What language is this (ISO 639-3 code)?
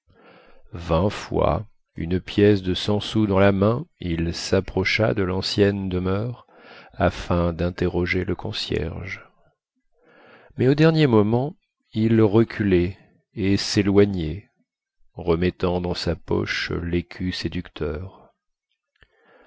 fra